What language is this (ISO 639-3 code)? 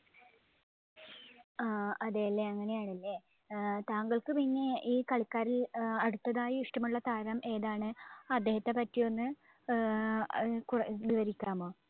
mal